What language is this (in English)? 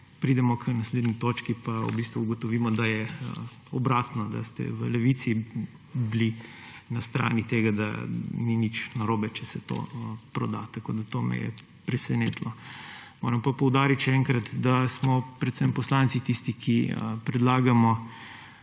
Slovenian